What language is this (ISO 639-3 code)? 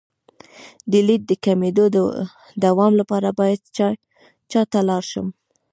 pus